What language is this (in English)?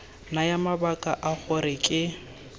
Tswana